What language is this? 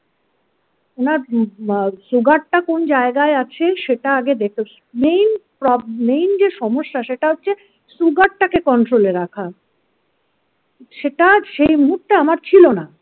Bangla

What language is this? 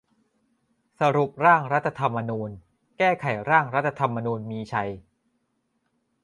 Thai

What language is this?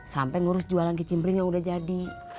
Indonesian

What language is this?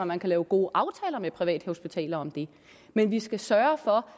Danish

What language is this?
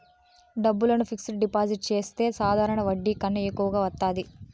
Telugu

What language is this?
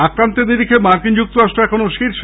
Bangla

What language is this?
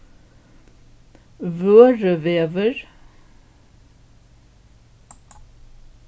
Faroese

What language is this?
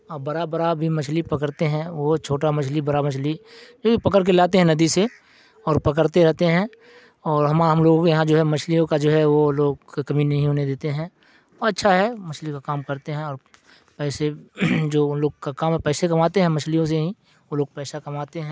Urdu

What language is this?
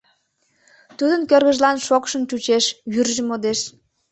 Mari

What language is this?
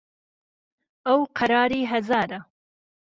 Central Kurdish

